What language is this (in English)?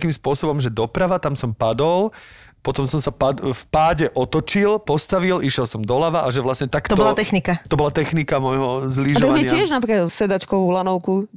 Slovak